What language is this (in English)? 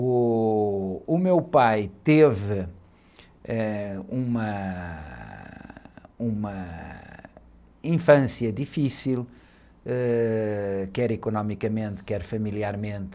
Portuguese